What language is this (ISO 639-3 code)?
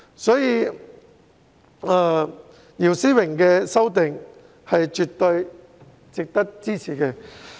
yue